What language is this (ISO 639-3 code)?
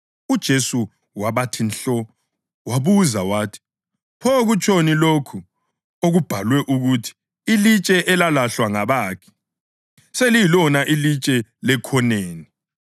nde